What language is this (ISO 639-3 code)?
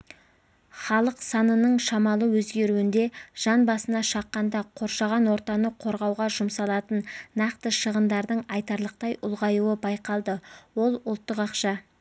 kaz